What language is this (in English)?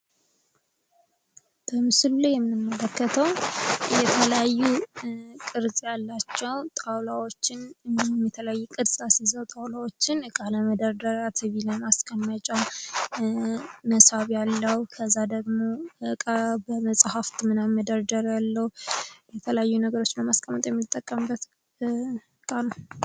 Amharic